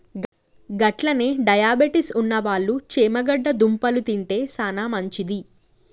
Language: Telugu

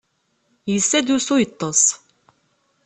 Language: Kabyle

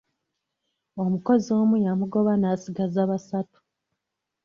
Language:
Ganda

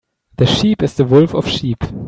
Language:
English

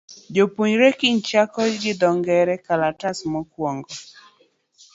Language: Luo (Kenya and Tanzania)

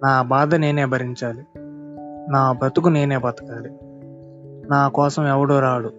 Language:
Telugu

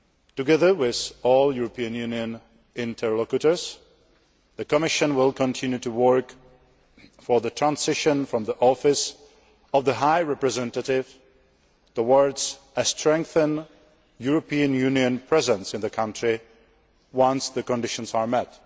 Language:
English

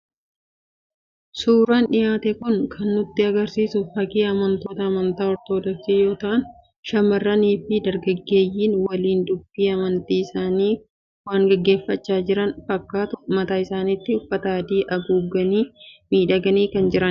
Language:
Oromo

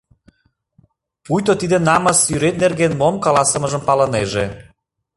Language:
Mari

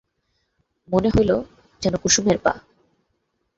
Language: Bangla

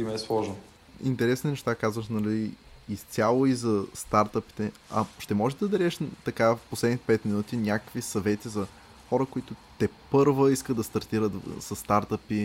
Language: Bulgarian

